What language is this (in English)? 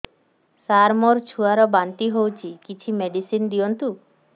Odia